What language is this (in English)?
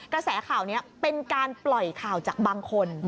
Thai